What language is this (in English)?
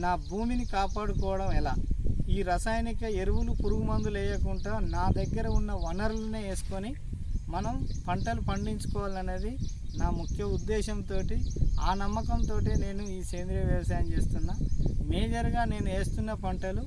Turkish